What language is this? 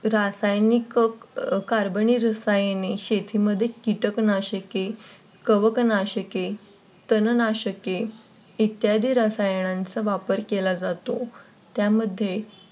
Marathi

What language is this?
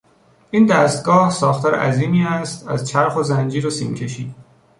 Persian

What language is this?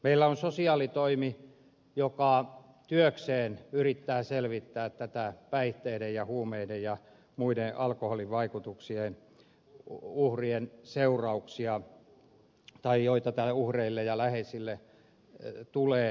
Finnish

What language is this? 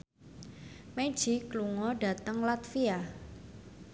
Javanese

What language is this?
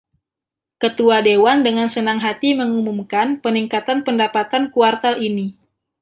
Indonesian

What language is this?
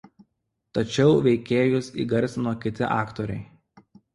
Lithuanian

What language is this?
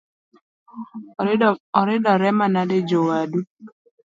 Luo (Kenya and Tanzania)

